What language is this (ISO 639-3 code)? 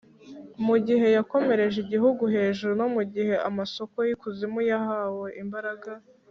kin